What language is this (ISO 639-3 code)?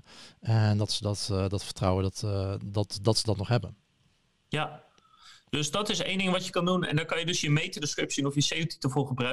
nld